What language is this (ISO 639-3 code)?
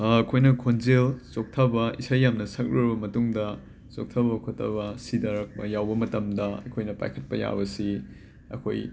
mni